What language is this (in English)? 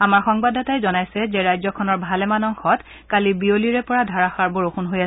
Assamese